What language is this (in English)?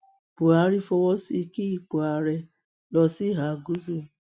Yoruba